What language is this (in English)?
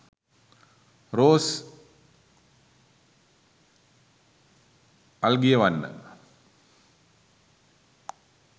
Sinhala